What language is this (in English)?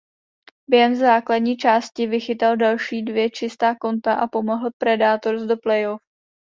Czech